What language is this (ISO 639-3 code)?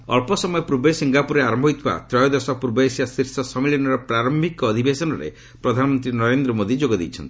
ori